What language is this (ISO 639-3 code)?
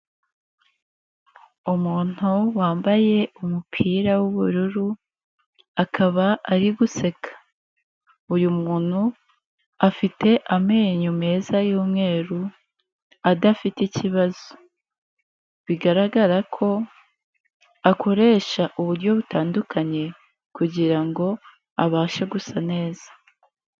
kin